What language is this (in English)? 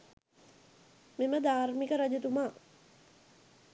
Sinhala